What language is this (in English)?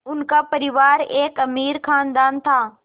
Hindi